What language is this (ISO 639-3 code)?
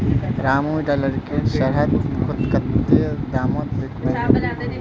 mag